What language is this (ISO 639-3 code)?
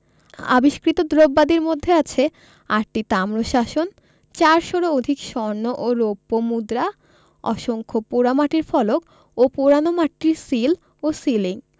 ben